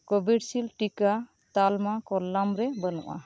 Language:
Santali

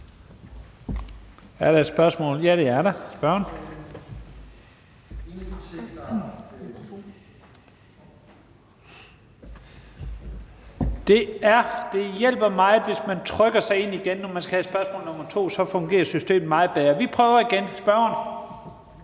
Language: Danish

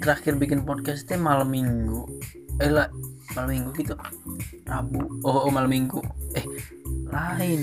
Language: Indonesian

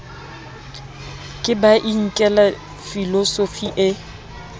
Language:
Southern Sotho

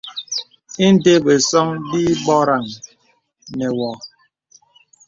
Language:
Bebele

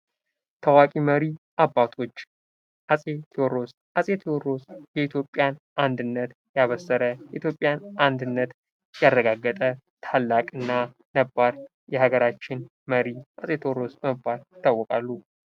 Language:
Amharic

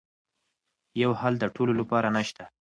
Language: Pashto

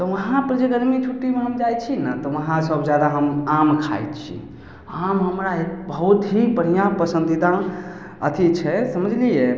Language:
Maithili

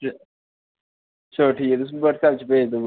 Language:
Dogri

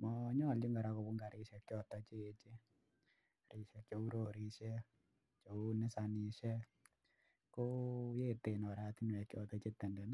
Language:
Kalenjin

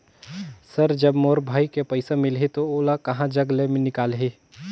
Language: Chhattisgarhi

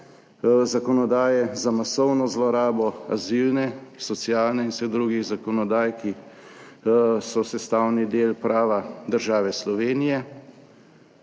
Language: Slovenian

